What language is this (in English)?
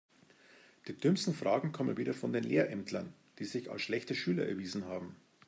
German